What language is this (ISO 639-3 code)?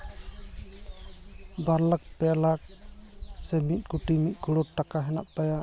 sat